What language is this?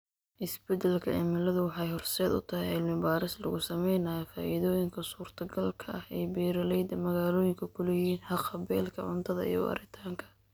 Somali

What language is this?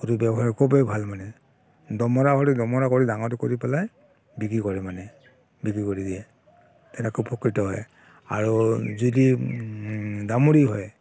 Assamese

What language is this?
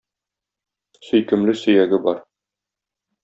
Tatar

